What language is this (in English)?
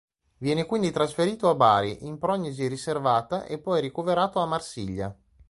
Italian